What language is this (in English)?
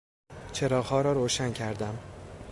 Persian